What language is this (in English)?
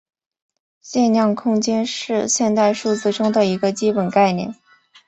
Chinese